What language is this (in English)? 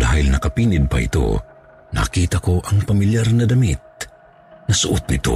Filipino